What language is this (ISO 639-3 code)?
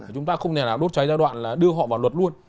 vie